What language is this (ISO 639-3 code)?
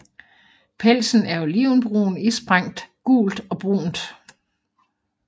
dan